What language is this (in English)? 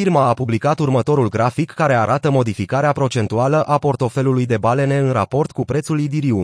Romanian